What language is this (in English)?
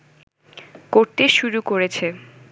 Bangla